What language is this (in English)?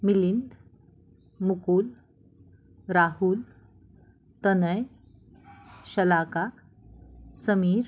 Marathi